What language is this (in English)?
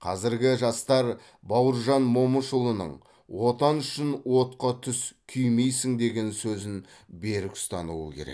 Kazakh